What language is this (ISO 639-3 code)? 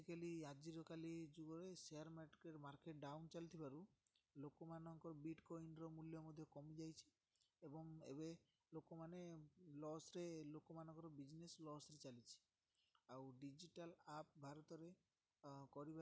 ori